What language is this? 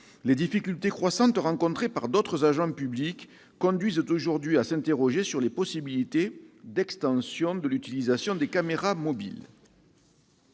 French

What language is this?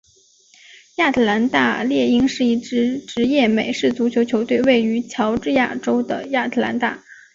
Chinese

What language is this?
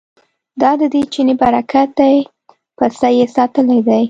Pashto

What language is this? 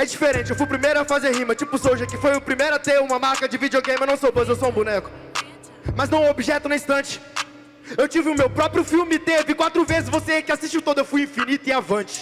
Portuguese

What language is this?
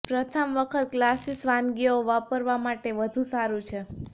Gujarati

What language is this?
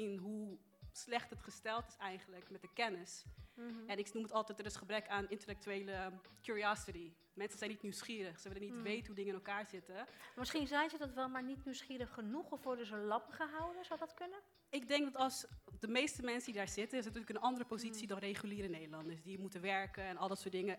Dutch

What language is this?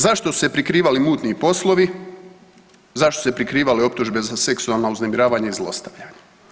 Croatian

